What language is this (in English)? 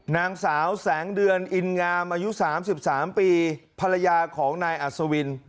Thai